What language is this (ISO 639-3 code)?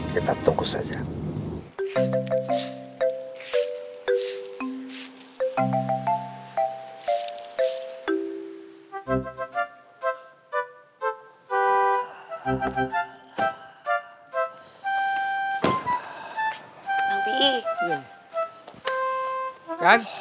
ind